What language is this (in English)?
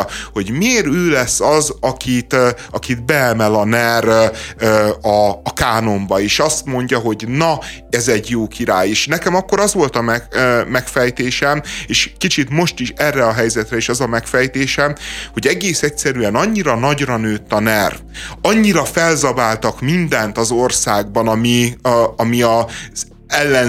Hungarian